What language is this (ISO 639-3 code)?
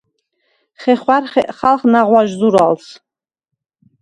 sva